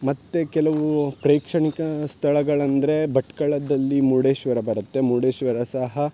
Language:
Kannada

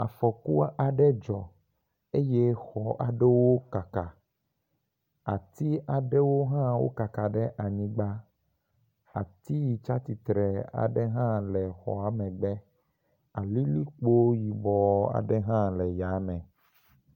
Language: Ewe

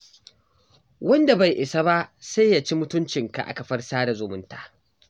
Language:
Hausa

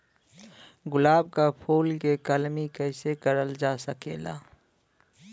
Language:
Bhojpuri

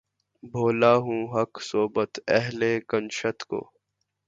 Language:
Urdu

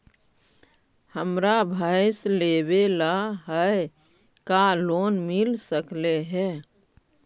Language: Magahi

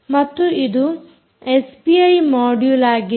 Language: Kannada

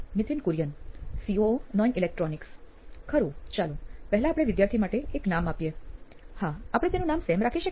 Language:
Gujarati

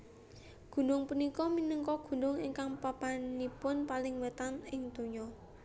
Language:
Javanese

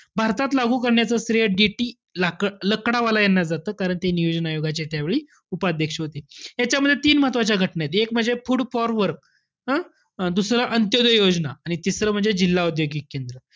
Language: Marathi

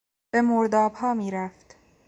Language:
Persian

